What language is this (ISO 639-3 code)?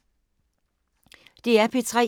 dan